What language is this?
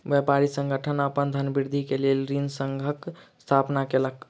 Maithili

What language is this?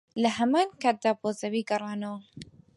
Central Kurdish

